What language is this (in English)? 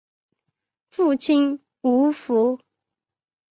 Chinese